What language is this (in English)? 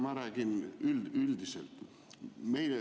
Estonian